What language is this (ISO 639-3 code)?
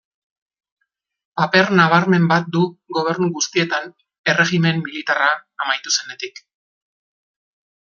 eus